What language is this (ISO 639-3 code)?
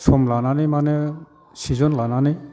brx